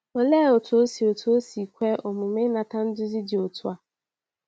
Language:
Igbo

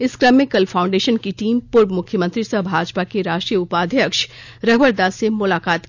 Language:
Hindi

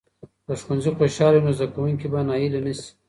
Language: Pashto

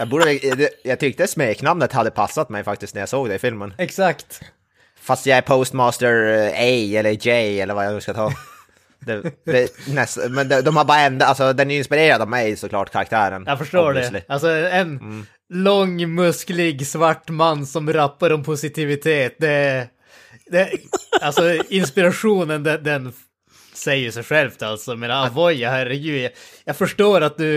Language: Swedish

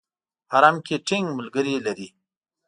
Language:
Pashto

